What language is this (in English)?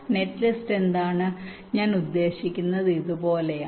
Malayalam